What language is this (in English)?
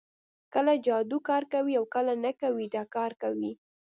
Pashto